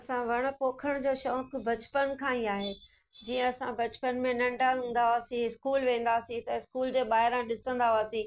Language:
Sindhi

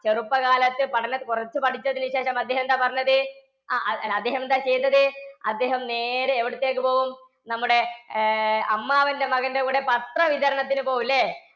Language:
Malayalam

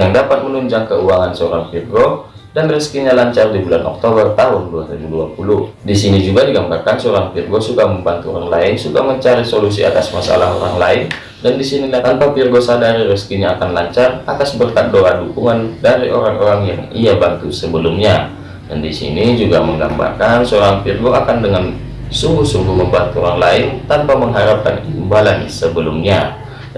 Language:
Indonesian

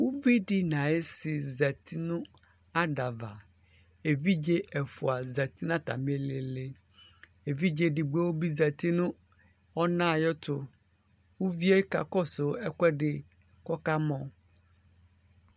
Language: Ikposo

